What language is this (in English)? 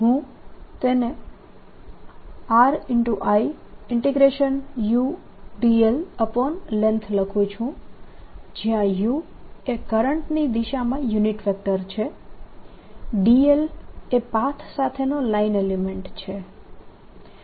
Gujarati